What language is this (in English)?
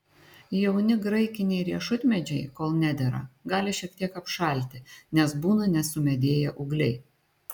Lithuanian